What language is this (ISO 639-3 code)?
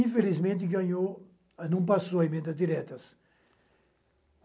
por